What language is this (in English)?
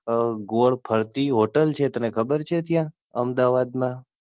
Gujarati